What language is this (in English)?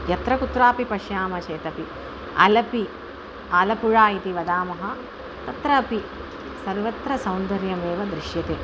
Sanskrit